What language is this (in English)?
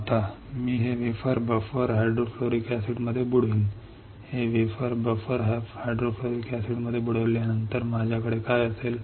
Marathi